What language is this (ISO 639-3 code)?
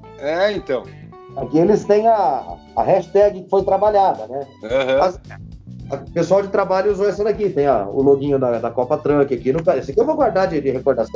por